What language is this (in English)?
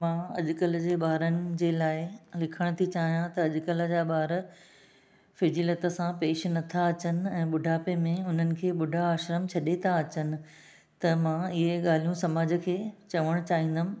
Sindhi